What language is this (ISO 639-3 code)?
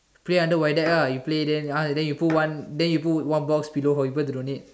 eng